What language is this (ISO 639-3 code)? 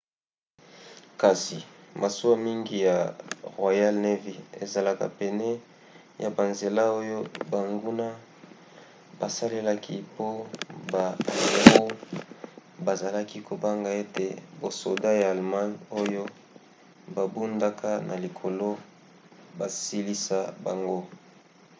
lin